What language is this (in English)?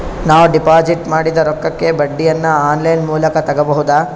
Kannada